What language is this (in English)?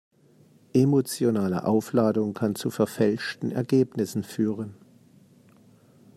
German